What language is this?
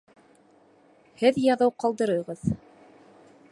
Bashkir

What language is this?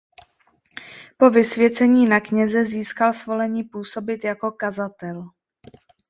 Czech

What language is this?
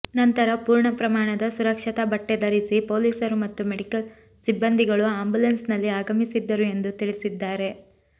Kannada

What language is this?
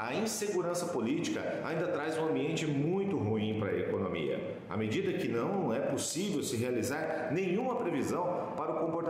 Portuguese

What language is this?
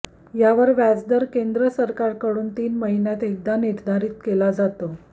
Marathi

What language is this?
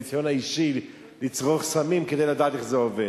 Hebrew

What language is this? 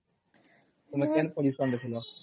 Odia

